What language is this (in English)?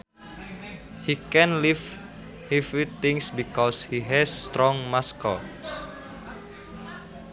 Sundanese